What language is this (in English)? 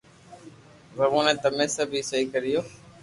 Loarki